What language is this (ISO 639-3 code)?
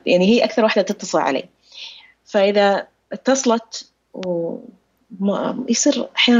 ara